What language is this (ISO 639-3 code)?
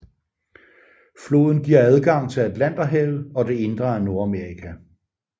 dan